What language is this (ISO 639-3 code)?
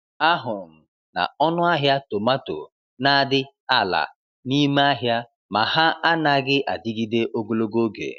ibo